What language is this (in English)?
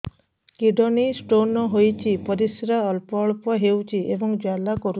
Odia